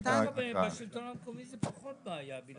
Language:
Hebrew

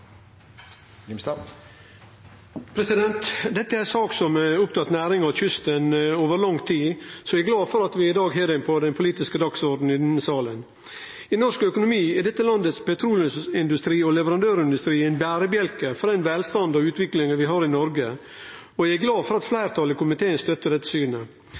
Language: Norwegian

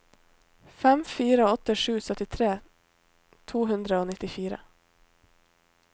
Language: Norwegian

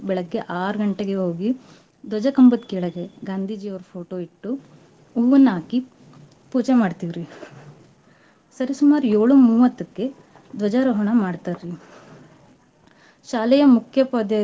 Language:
Kannada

